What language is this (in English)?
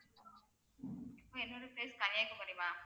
Tamil